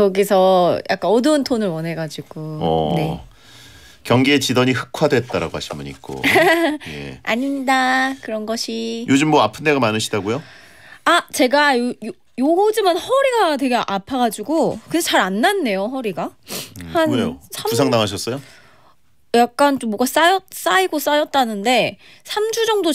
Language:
Korean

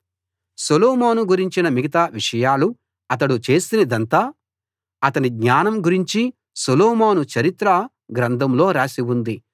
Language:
Telugu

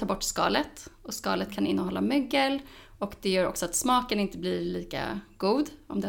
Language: Swedish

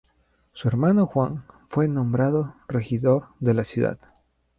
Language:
Spanish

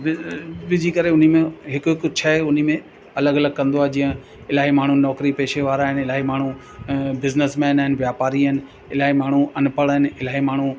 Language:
Sindhi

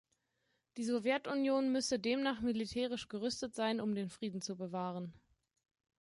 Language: German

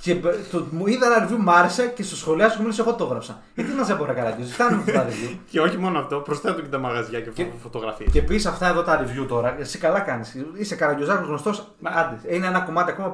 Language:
Greek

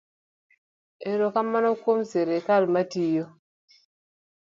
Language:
Luo (Kenya and Tanzania)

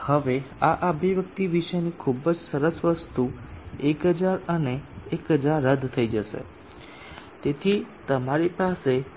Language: Gujarati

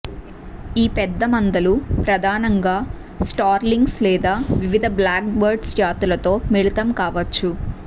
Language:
Telugu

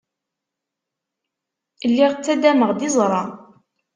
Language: Kabyle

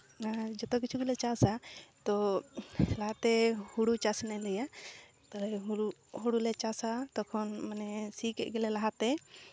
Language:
Santali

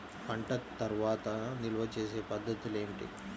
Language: Telugu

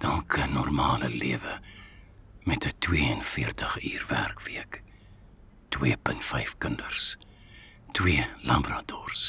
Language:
Dutch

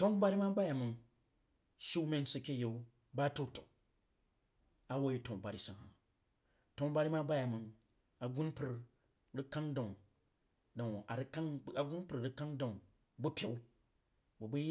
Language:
Jiba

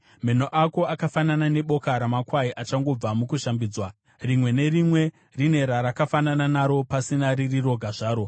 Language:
Shona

